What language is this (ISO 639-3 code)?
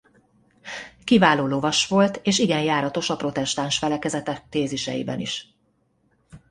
hun